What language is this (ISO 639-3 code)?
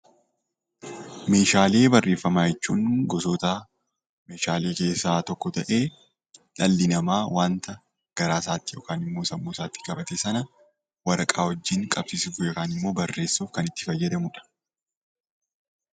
orm